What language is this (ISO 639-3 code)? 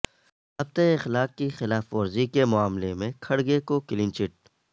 urd